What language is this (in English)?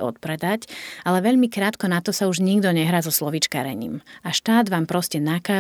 Slovak